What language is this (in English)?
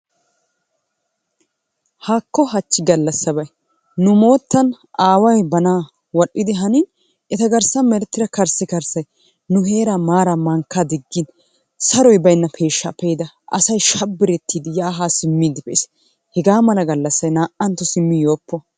Wolaytta